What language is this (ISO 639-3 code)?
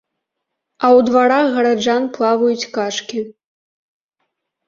bel